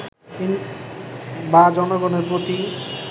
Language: Bangla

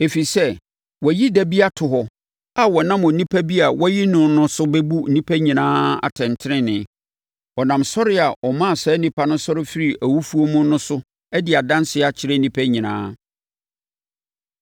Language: Akan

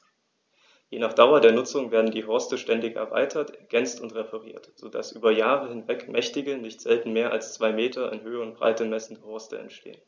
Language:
German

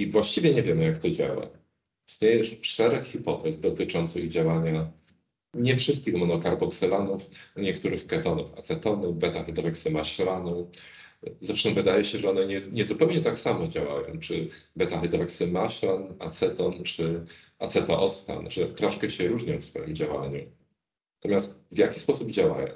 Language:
Polish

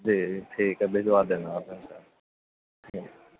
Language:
Urdu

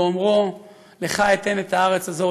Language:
Hebrew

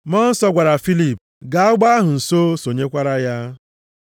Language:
Igbo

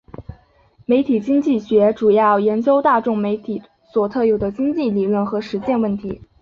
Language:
Chinese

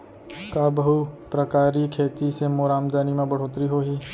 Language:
Chhattisgarhi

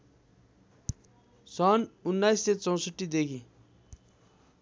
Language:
Nepali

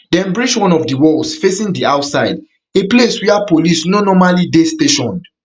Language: Nigerian Pidgin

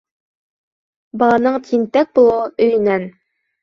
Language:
Bashkir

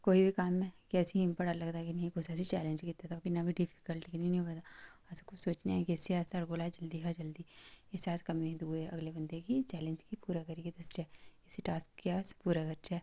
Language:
Dogri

